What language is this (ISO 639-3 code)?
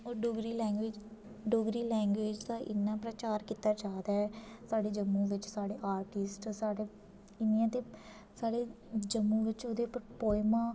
doi